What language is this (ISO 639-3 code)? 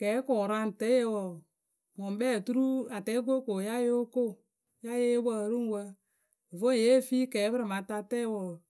keu